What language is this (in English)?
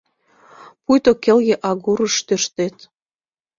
Mari